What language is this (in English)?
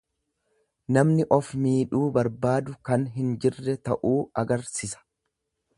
Oromo